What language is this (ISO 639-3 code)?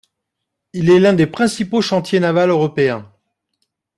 fra